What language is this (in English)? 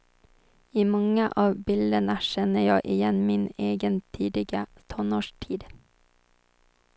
Swedish